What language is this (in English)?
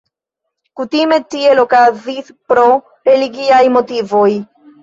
Esperanto